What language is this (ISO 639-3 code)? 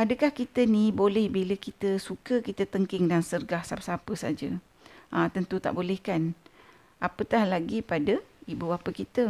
msa